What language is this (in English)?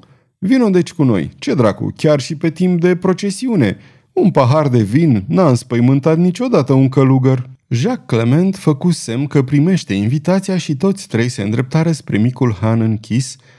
Romanian